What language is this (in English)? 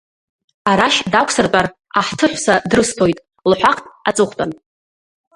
Abkhazian